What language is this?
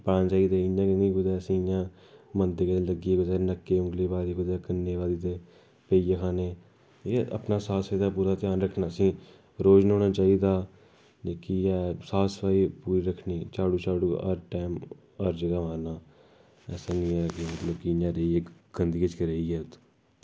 Dogri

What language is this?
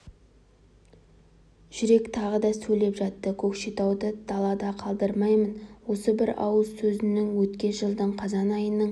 Kazakh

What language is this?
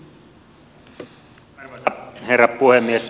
Finnish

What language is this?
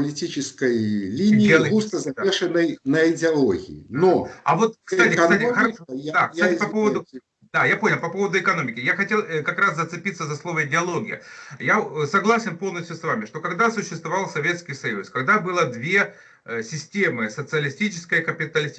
Russian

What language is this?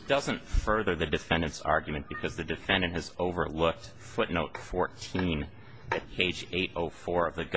English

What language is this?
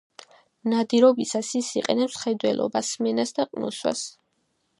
Georgian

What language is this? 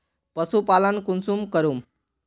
Magahi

